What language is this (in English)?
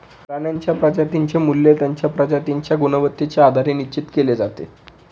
Marathi